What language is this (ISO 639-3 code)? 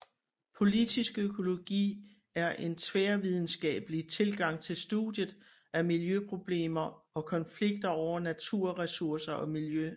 dan